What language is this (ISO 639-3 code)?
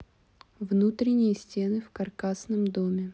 rus